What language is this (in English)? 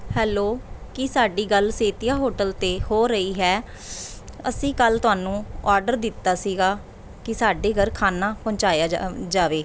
Punjabi